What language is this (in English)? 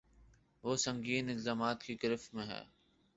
Urdu